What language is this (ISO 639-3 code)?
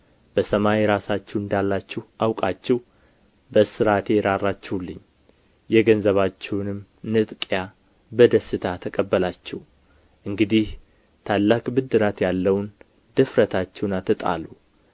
amh